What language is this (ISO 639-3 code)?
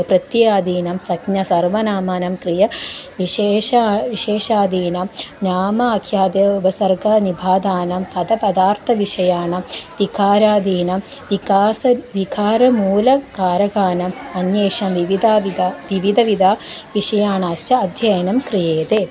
san